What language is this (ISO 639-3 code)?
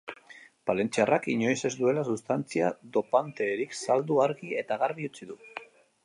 eus